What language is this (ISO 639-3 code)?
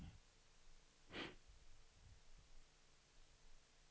swe